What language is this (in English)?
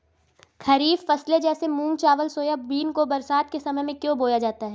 Hindi